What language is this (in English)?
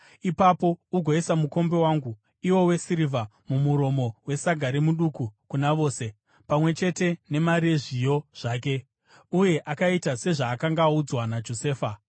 Shona